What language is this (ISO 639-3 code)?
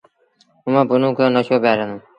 sbn